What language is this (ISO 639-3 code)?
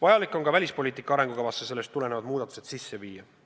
est